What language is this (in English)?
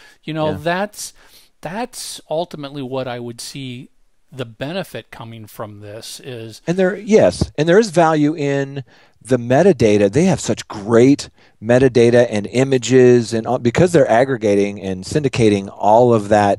English